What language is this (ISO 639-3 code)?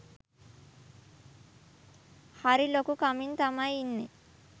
sin